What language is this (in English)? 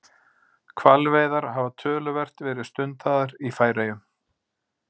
Icelandic